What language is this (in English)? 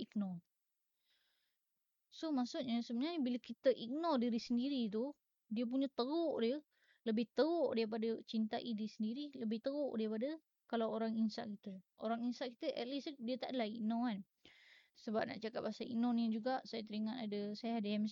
Malay